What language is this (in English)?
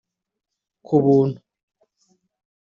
Kinyarwanda